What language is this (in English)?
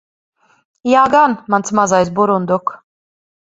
Latvian